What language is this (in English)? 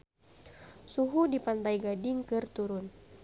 Sundanese